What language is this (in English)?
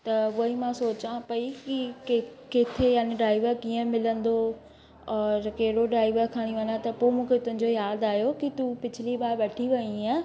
Sindhi